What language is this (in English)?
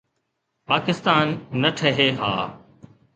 Sindhi